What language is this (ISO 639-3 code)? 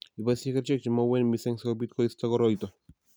kln